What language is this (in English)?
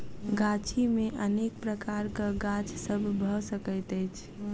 Maithili